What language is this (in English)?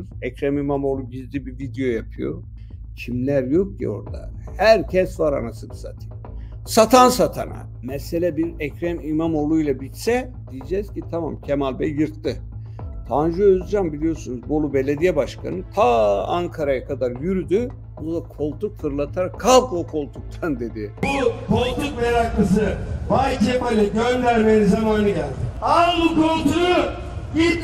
Turkish